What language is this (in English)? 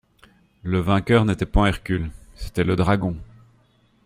French